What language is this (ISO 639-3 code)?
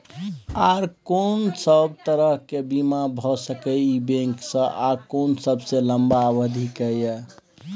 mai